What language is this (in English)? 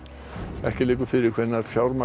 Icelandic